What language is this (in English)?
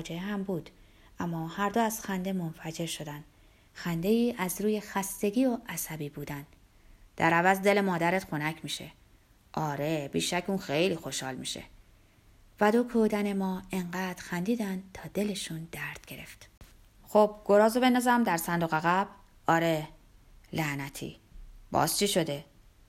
Persian